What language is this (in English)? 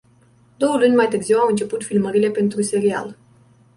Romanian